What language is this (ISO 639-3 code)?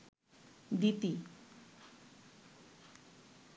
ben